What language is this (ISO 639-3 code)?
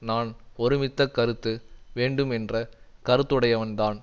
tam